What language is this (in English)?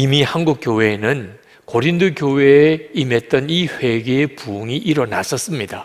Korean